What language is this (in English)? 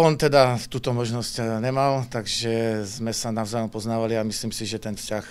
Czech